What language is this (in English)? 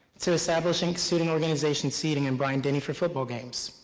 English